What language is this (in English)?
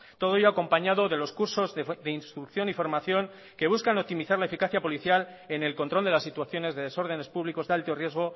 Spanish